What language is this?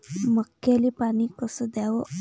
Marathi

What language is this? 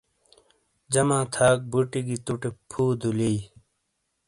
Shina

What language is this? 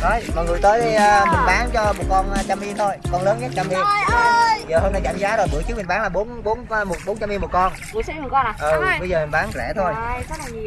Vietnamese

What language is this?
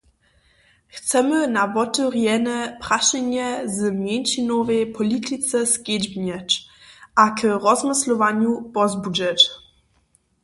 Upper Sorbian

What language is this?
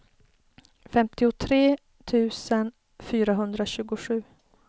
Swedish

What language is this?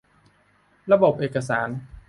Thai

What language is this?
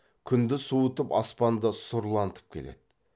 Kazakh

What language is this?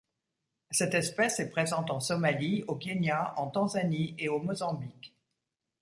French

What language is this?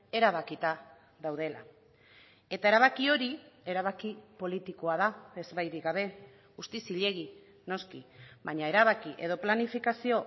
Basque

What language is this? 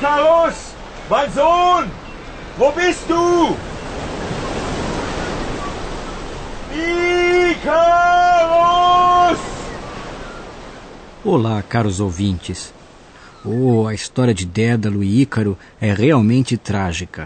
Portuguese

